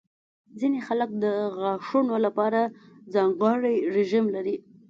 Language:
Pashto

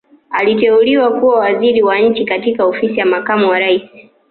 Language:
Swahili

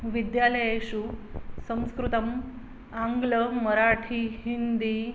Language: Sanskrit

